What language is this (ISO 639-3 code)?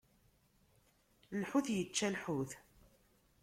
kab